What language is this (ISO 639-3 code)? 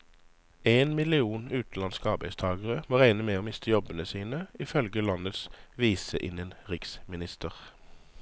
nor